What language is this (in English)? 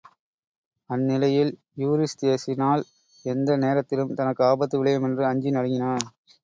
Tamil